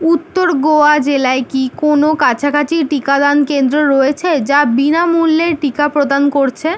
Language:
Bangla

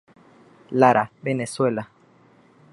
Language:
Spanish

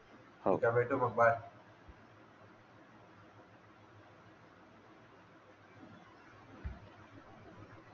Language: Marathi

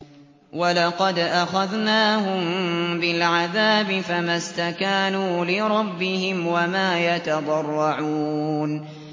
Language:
Arabic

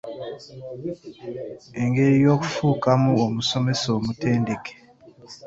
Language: Ganda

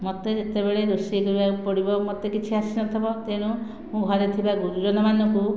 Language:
Odia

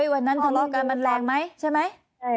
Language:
Thai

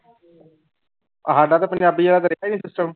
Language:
Punjabi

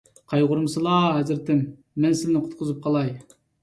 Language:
Uyghur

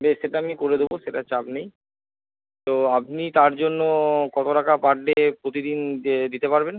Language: Bangla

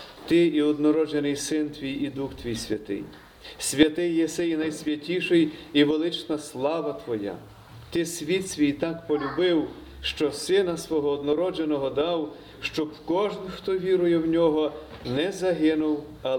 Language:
Ukrainian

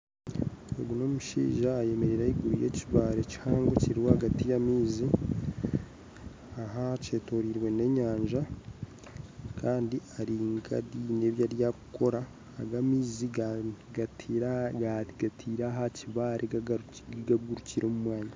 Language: Nyankole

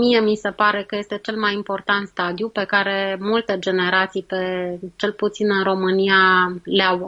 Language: Romanian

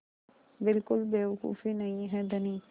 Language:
Hindi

